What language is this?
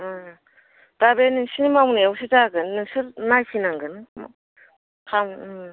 Bodo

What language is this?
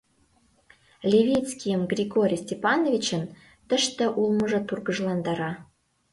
Mari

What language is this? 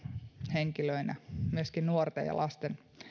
Finnish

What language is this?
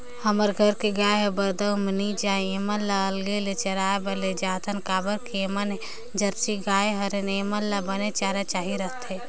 Chhattisgarhi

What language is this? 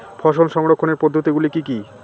Bangla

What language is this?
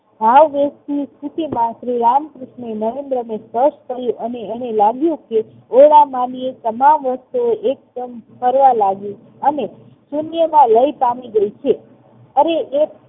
Gujarati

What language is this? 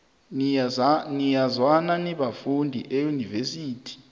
South Ndebele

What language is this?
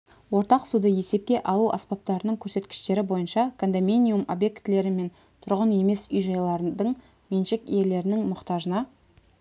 Kazakh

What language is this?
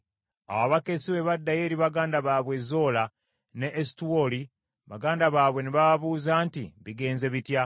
Ganda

